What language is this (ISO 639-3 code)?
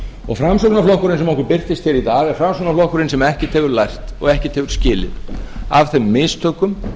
isl